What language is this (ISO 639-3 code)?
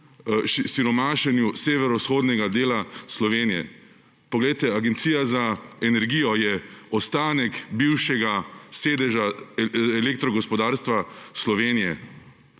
slv